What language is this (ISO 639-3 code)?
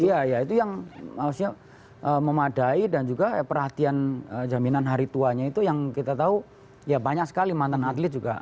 ind